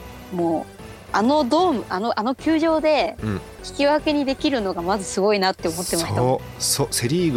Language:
Japanese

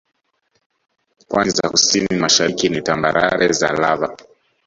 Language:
Swahili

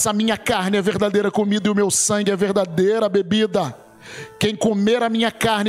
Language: Portuguese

